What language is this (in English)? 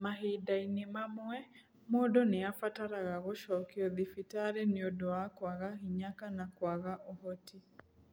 Kikuyu